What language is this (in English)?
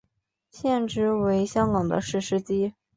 Chinese